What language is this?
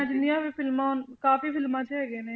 Punjabi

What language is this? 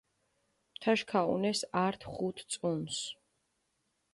Mingrelian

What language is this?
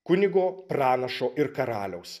Lithuanian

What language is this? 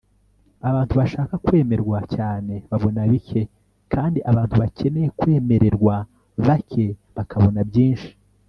Kinyarwanda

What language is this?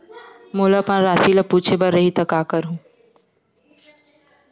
Chhattisgarhi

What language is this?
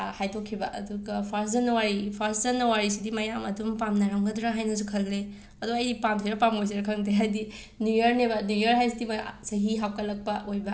Manipuri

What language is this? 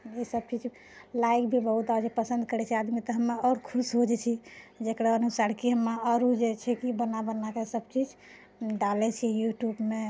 Maithili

